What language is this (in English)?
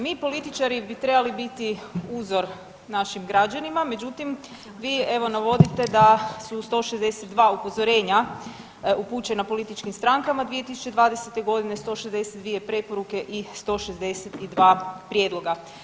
Croatian